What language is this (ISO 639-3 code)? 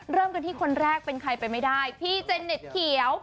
tha